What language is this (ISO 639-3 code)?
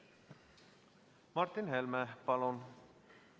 est